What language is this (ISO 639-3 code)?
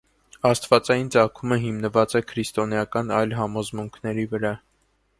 hye